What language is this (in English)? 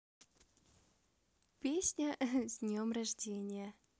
Russian